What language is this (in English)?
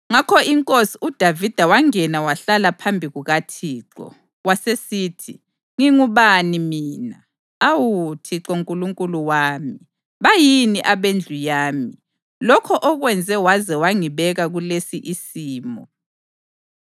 North Ndebele